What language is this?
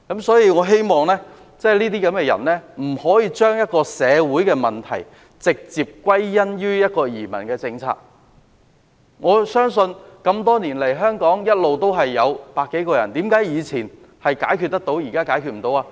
Cantonese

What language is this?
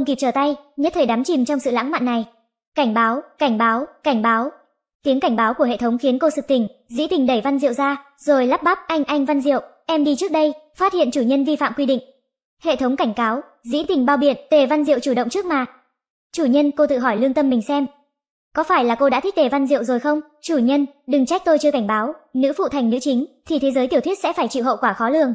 Vietnamese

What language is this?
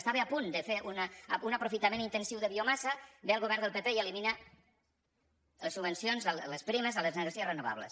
Catalan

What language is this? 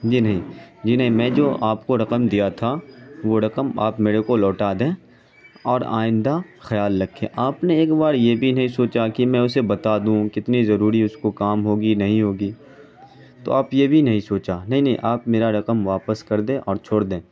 Urdu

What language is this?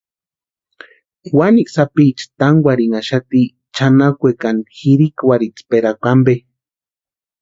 Western Highland Purepecha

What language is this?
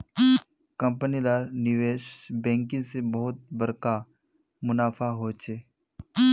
Magahi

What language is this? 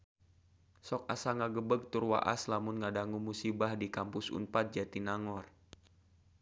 Sundanese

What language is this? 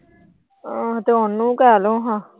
Punjabi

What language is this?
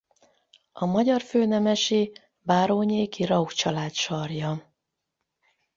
Hungarian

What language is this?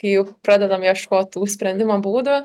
Lithuanian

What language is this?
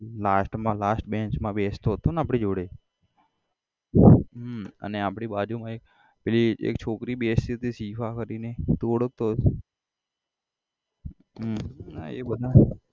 Gujarati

